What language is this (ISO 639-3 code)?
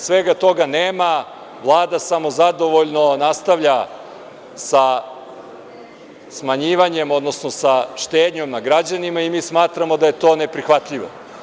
srp